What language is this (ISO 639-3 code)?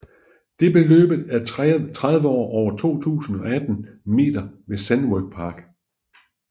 dan